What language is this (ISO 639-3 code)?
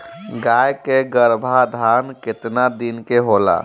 bho